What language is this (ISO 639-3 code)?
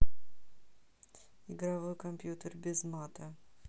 rus